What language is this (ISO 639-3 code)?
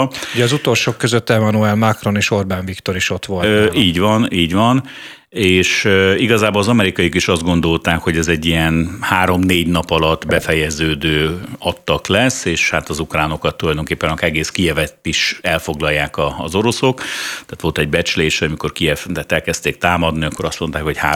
hun